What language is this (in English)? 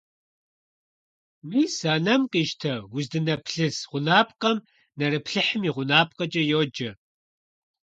Kabardian